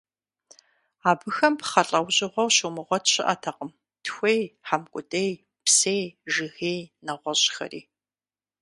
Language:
Kabardian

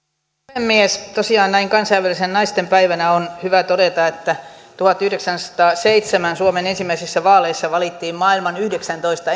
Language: Finnish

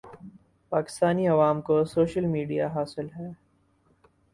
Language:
Urdu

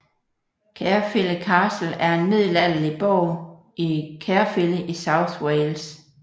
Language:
Danish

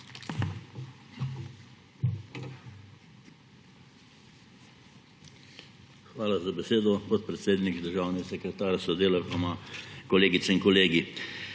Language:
Slovenian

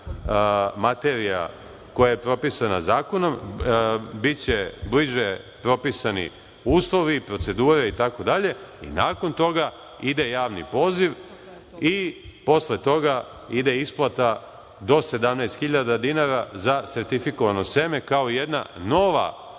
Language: Serbian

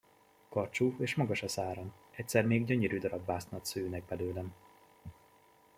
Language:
Hungarian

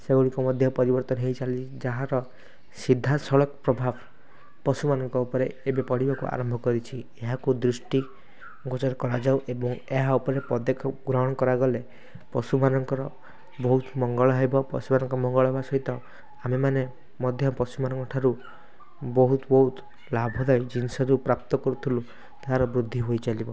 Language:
Odia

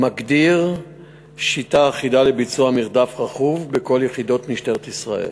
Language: Hebrew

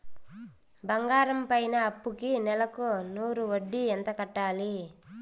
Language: Telugu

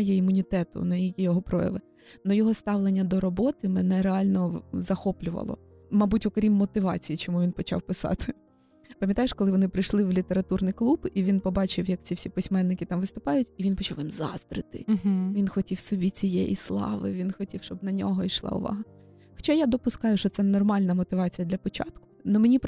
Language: Ukrainian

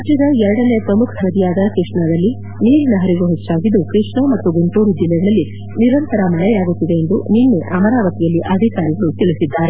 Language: Kannada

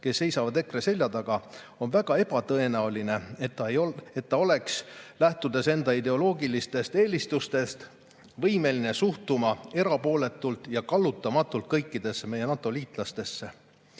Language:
Estonian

